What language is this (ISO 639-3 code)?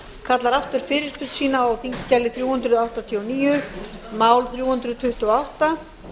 isl